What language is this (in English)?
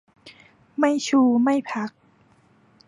Thai